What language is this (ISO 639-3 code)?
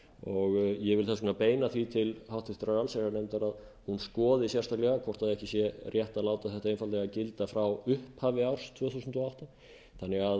isl